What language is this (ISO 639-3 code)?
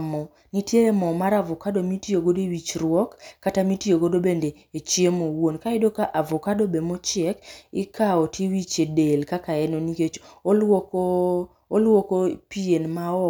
luo